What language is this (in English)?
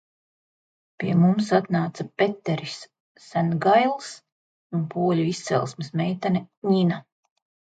Latvian